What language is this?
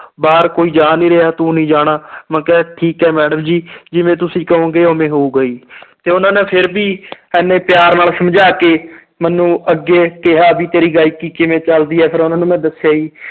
Punjabi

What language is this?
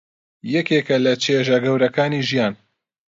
Central Kurdish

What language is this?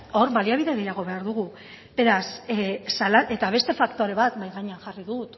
Basque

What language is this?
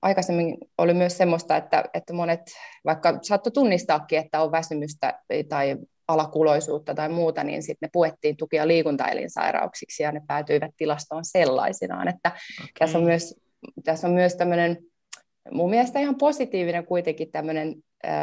Finnish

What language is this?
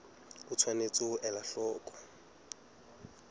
Southern Sotho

